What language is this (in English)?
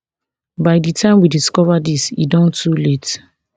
Nigerian Pidgin